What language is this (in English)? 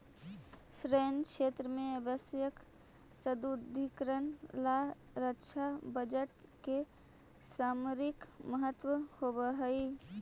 Magahi